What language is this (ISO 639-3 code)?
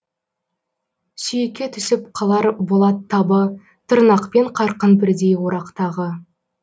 kaz